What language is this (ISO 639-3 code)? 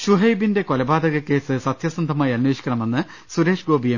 mal